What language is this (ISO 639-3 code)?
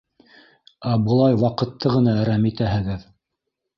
bak